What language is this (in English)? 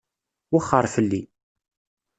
Kabyle